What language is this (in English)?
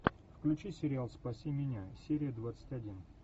Russian